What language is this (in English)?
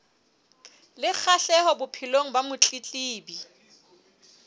Southern Sotho